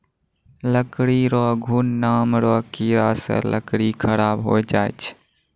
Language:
Maithili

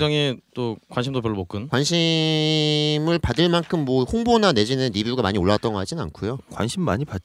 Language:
Korean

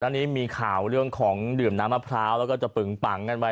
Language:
Thai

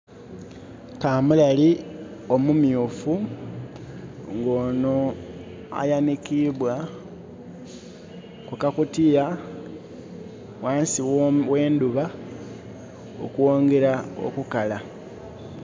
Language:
Soga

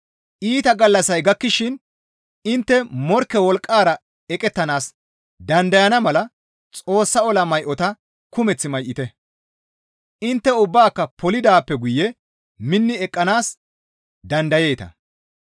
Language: Gamo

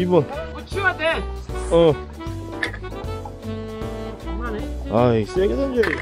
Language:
Korean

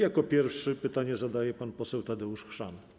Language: Polish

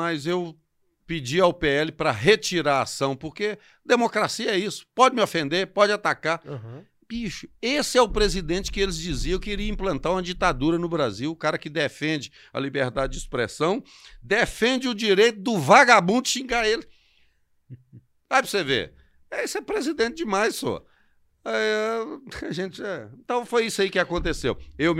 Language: Portuguese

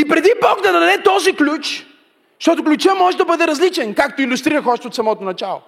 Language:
Bulgarian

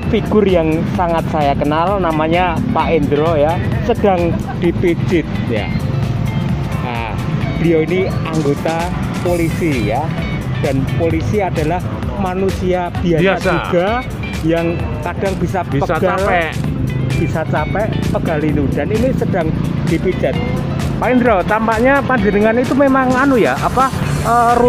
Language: Indonesian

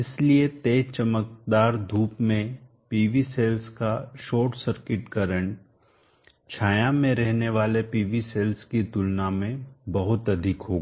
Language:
Hindi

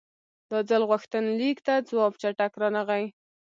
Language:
Pashto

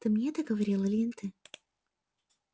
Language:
Russian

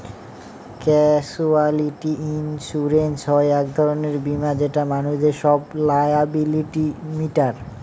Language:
Bangla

